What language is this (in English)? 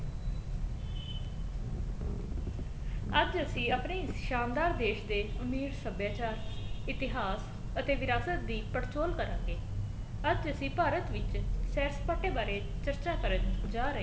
Punjabi